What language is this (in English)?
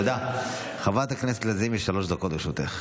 Hebrew